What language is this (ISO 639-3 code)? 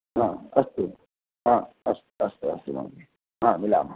san